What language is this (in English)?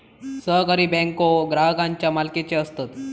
Marathi